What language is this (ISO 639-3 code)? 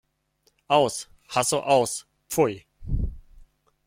deu